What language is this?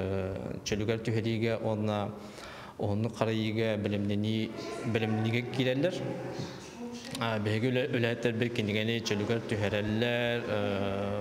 Turkish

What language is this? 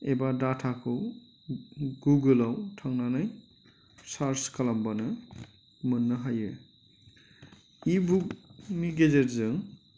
Bodo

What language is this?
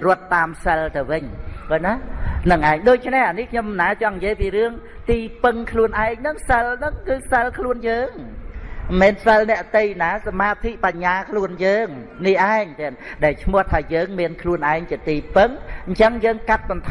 Vietnamese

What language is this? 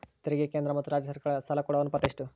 Kannada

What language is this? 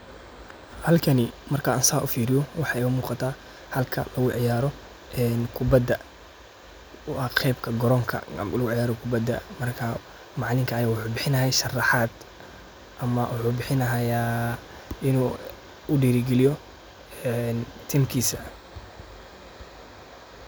Somali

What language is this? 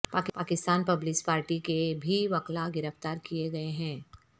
Urdu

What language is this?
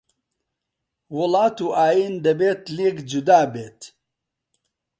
Central Kurdish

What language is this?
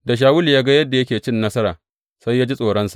Hausa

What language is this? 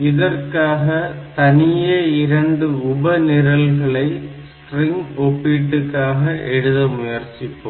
Tamil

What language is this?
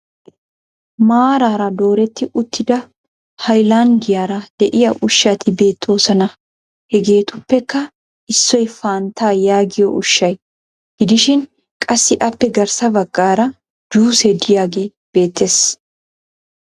Wolaytta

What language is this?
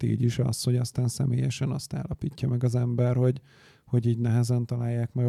Hungarian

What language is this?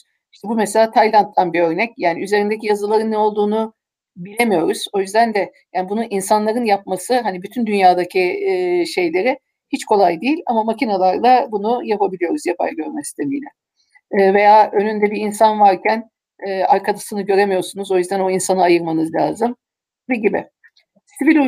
Turkish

